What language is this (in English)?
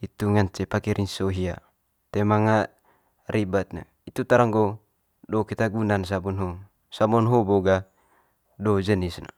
Manggarai